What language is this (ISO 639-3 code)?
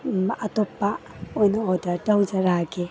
mni